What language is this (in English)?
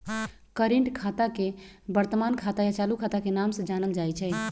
Magahi